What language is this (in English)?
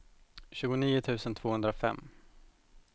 Swedish